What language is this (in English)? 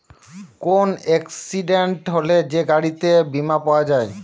Bangla